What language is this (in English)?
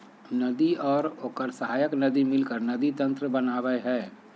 Magahi